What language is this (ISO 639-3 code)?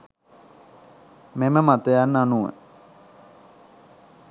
sin